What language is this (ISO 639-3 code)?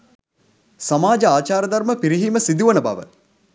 sin